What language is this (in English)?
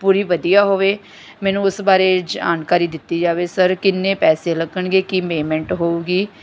Punjabi